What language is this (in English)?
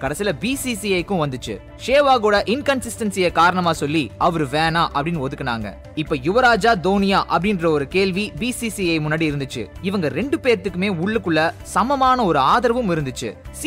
Tamil